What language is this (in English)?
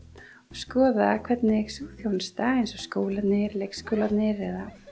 Icelandic